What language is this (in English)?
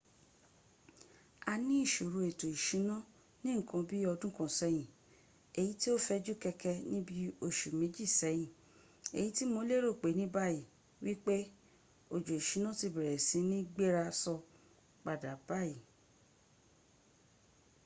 Yoruba